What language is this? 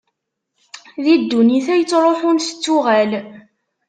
Kabyle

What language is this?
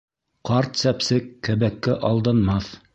Bashkir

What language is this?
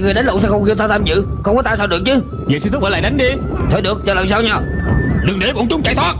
Vietnamese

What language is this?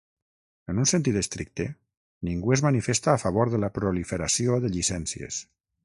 Catalan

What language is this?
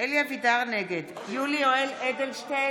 Hebrew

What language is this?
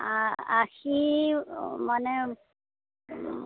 Assamese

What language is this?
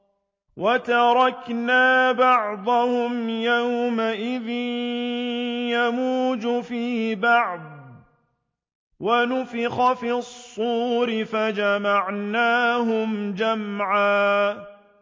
Arabic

